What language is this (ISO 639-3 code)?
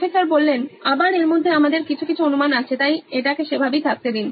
ben